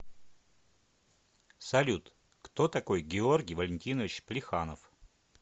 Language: Russian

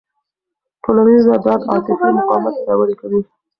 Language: Pashto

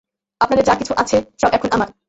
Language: Bangla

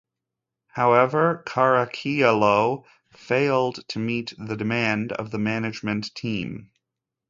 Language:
English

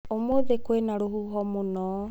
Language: Kikuyu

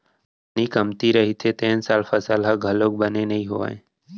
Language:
Chhattisgarhi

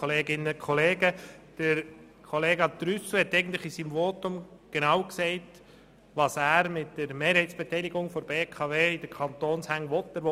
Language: Swiss German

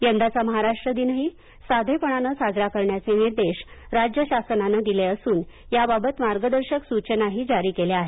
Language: Marathi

